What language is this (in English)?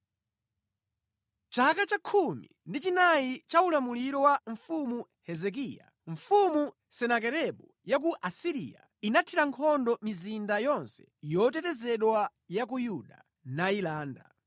Nyanja